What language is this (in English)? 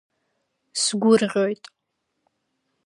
Abkhazian